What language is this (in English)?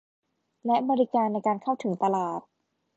Thai